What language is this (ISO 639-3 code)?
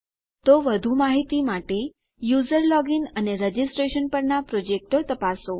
guj